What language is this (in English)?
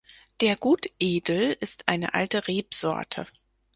German